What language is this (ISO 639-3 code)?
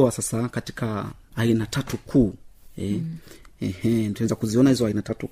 swa